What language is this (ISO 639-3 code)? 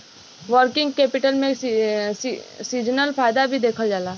bho